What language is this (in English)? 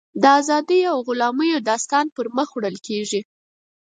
Pashto